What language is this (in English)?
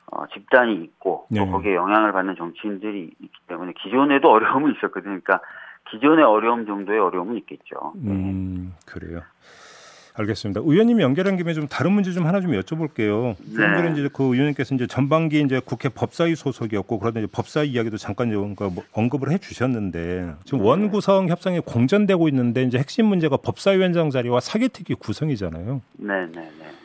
Korean